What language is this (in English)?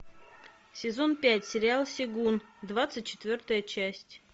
Russian